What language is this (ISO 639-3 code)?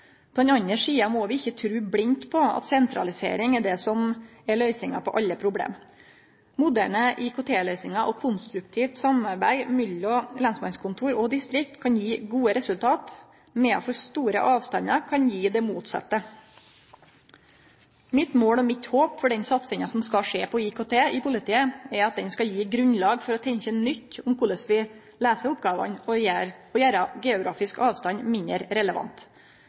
nno